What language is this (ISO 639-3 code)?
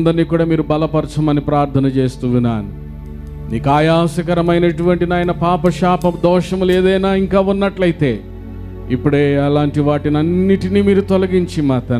tel